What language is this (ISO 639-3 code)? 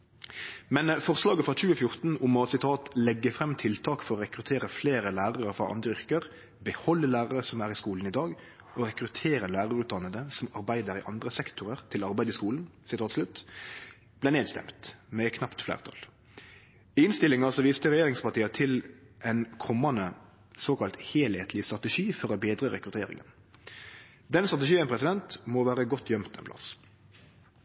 nno